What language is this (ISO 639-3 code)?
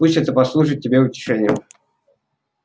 rus